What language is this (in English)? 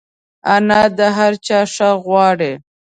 Pashto